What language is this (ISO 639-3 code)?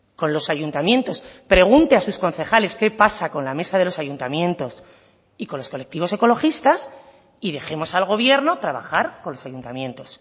spa